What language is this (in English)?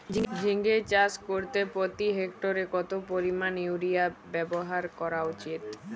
Bangla